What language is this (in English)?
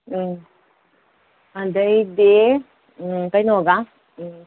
Manipuri